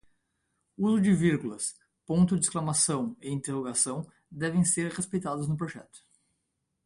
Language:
Portuguese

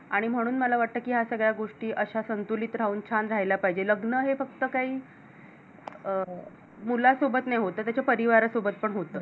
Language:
Marathi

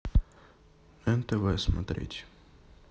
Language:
Russian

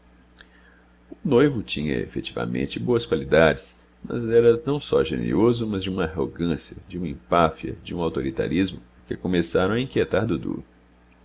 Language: Portuguese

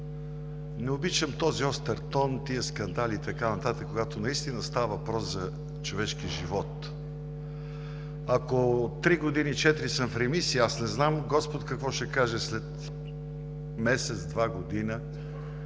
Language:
Bulgarian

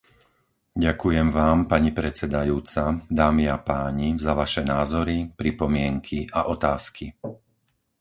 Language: Slovak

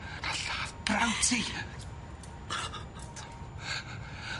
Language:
Welsh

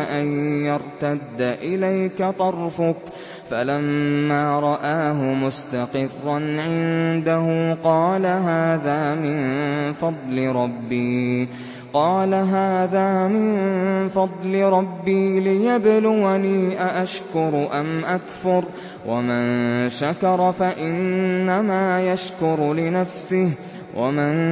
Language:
Arabic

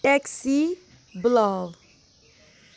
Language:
Kashmiri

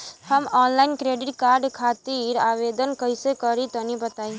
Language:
Bhojpuri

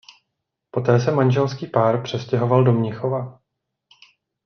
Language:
Czech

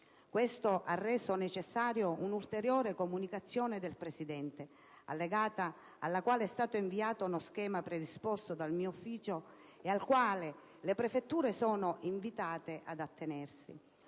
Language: Italian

